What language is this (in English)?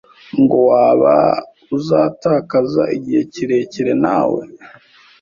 Kinyarwanda